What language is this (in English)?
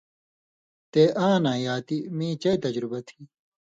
Indus Kohistani